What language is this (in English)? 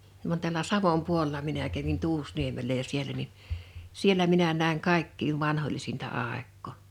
Finnish